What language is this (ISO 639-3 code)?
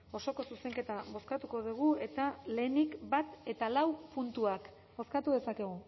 eus